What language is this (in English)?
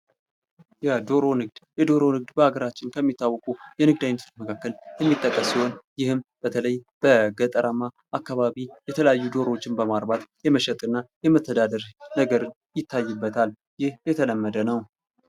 Amharic